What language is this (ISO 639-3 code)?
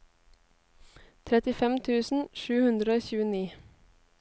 nor